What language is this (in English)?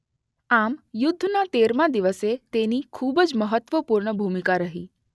Gujarati